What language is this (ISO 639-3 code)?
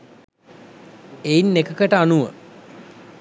sin